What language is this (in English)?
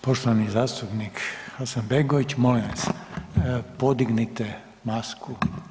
Croatian